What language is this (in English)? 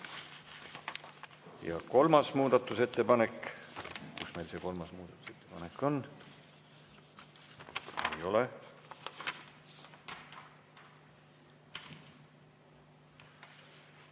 Estonian